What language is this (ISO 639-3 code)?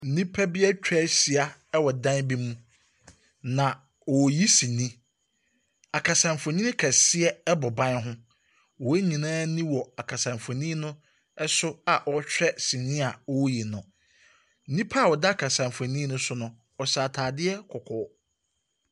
aka